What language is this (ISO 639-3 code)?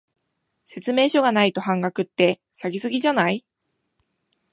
jpn